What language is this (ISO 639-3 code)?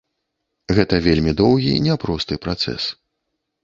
bel